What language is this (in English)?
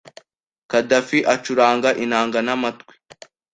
Kinyarwanda